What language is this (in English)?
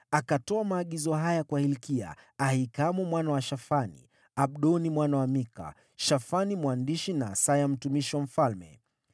Swahili